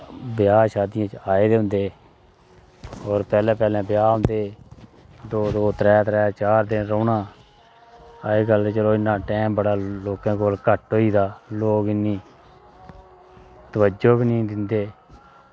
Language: Dogri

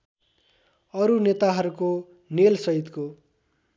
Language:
Nepali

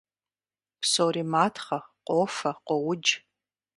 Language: Kabardian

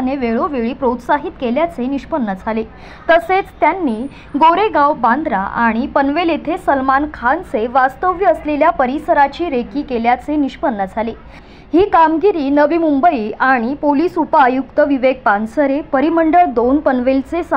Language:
Marathi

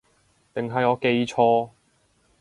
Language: Cantonese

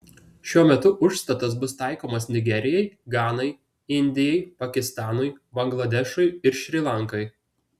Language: Lithuanian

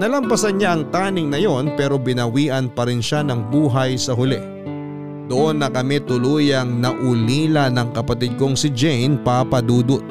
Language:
Filipino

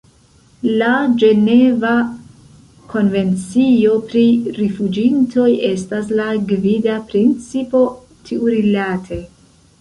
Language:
Esperanto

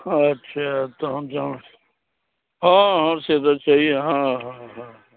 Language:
Maithili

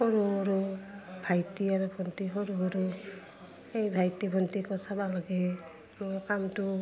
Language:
Assamese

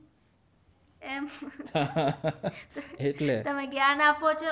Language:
Gujarati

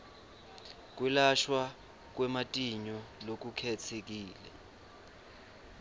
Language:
Swati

